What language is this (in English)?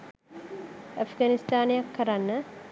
Sinhala